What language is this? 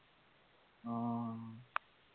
Assamese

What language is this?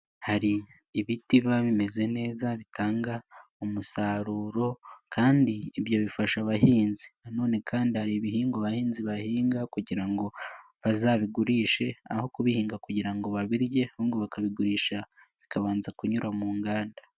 Kinyarwanda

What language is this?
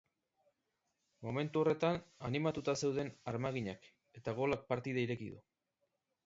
Basque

